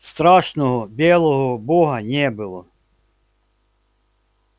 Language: Russian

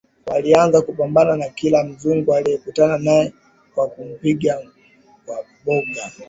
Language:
Swahili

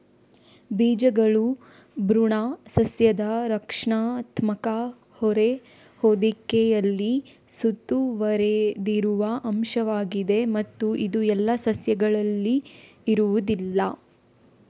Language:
Kannada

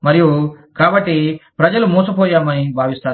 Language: Telugu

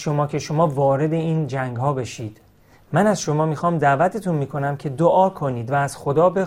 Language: Persian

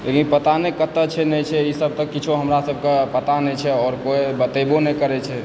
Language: Maithili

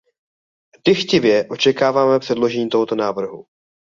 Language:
Czech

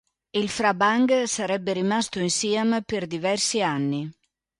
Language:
Italian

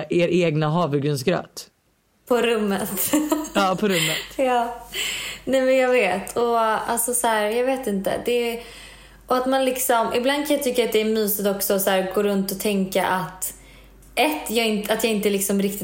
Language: Swedish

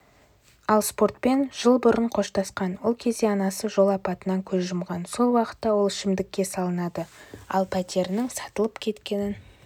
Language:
Kazakh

